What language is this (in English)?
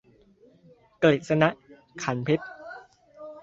Thai